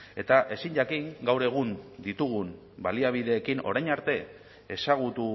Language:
Basque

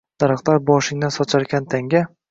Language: Uzbek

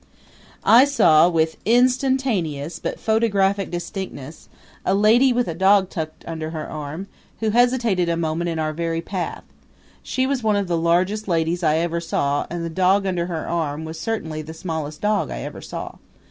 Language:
English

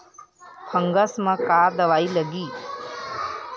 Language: Chhattisgarhi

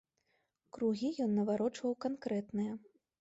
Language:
Belarusian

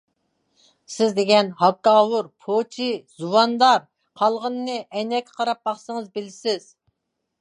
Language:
Uyghur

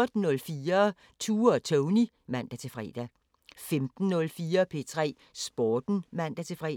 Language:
Danish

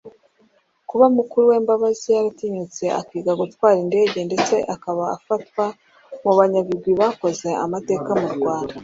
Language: Kinyarwanda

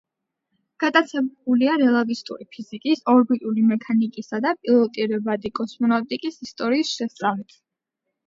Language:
Georgian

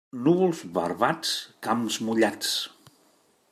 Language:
Catalan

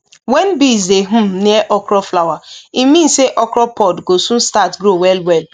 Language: Nigerian Pidgin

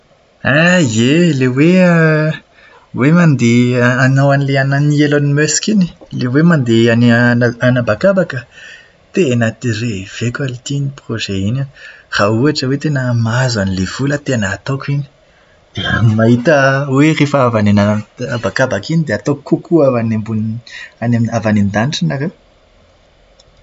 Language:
Malagasy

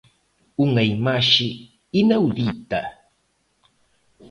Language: Galician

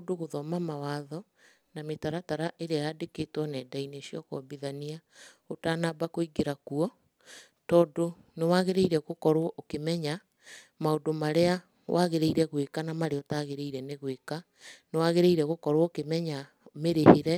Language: Kikuyu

